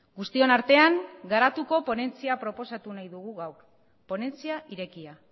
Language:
Basque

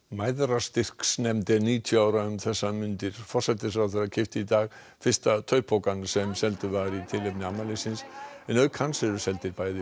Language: Icelandic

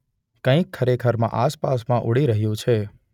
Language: Gujarati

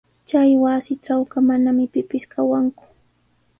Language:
Sihuas Ancash Quechua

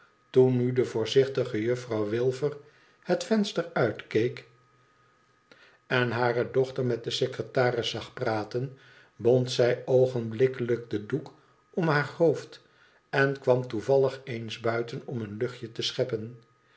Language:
Dutch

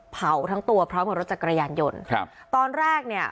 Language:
Thai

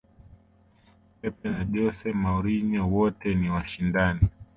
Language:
Swahili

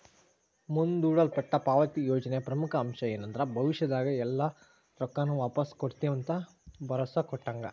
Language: Kannada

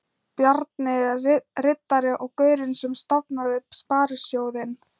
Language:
Icelandic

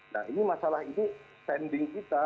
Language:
Indonesian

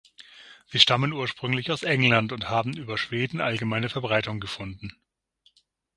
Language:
German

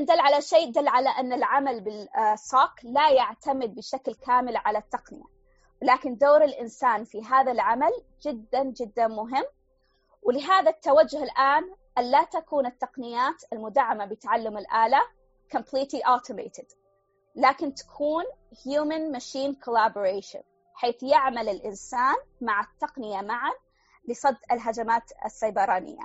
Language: Arabic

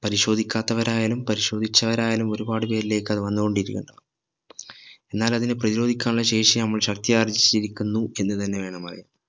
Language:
Malayalam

